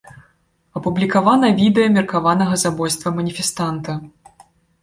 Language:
Belarusian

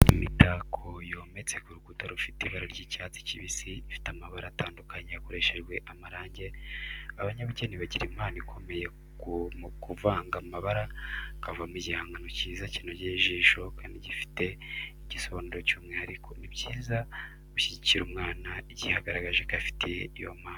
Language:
Kinyarwanda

